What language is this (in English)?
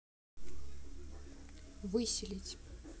Russian